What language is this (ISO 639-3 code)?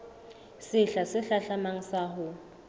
sot